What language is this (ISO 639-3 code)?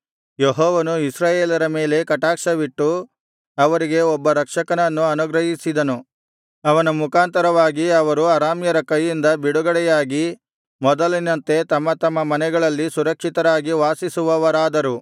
kan